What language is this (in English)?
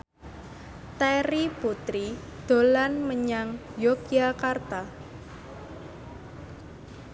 Javanese